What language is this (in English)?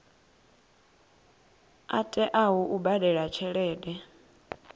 Venda